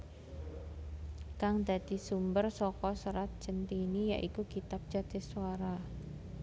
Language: Javanese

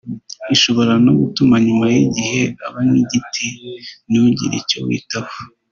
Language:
Kinyarwanda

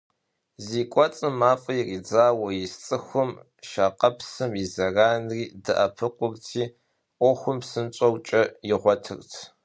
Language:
Kabardian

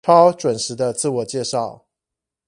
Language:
Chinese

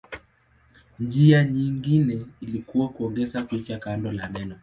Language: Swahili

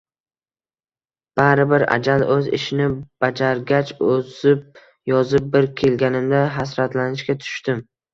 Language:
Uzbek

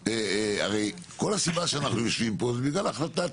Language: Hebrew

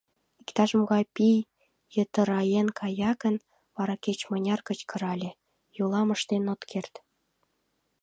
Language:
Mari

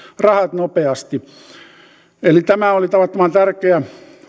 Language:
Finnish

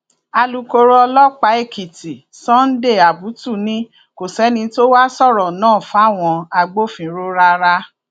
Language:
Yoruba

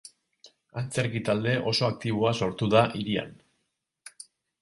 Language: Basque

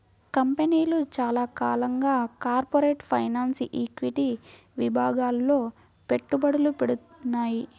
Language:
Telugu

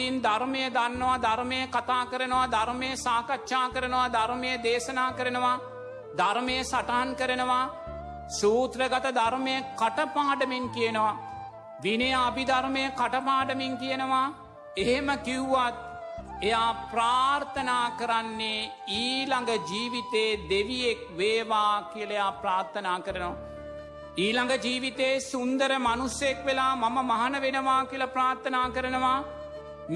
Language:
Sinhala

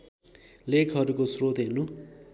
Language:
Nepali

